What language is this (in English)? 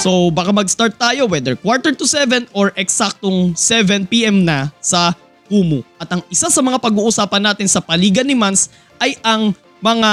Filipino